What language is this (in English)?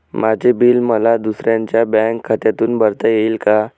Marathi